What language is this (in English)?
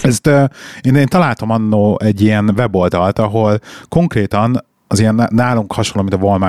Hungarian